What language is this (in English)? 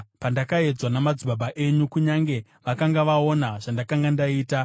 Shona